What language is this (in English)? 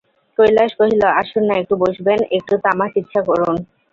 Bangla